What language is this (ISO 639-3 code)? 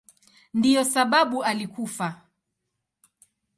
swa